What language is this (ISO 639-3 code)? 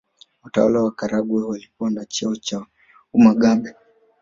swa